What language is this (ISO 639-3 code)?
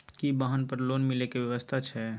mai